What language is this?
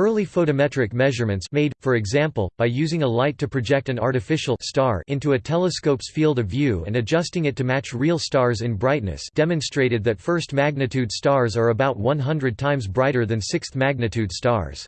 English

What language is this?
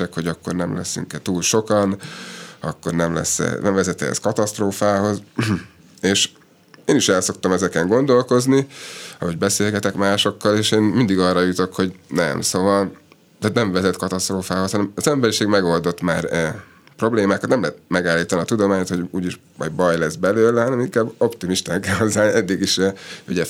Hungarian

